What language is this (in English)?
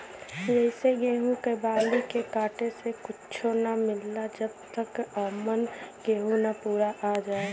Bhojpuri